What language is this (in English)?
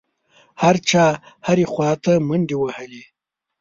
Pashto